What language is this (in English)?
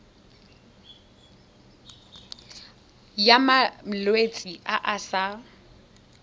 Tswana